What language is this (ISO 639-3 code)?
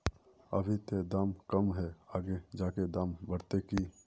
mag